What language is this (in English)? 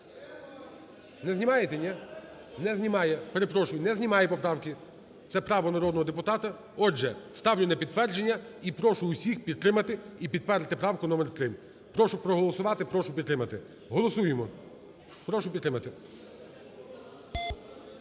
Ukrainian